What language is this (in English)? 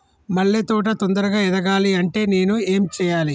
Telugu